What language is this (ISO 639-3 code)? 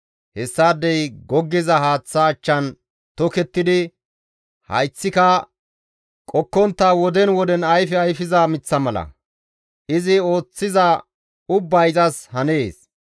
gmv